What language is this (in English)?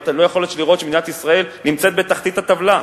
Hebrew